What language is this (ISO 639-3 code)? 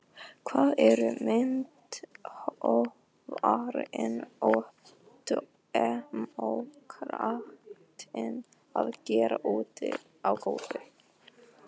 isl